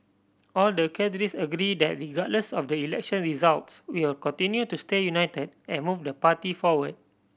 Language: English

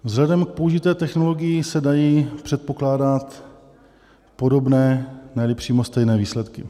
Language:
Czech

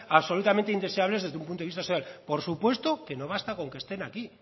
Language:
Spanish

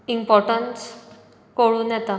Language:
Konkani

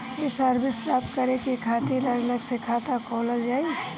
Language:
Bhojpuri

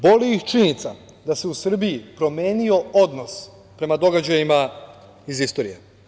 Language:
Serbian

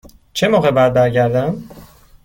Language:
Persian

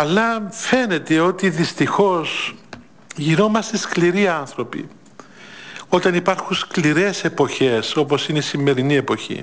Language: Greek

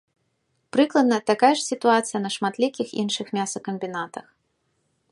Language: Belarusian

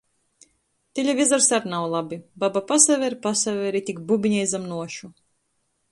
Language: Latgalian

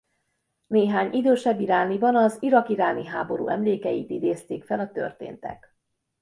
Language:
Hungarian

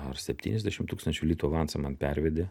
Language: Lithuanian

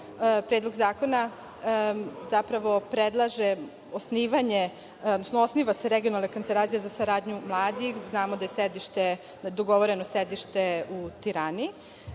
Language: Serbian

